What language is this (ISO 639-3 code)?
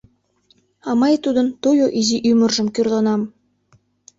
chm